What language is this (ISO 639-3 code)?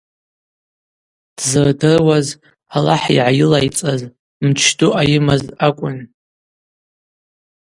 abq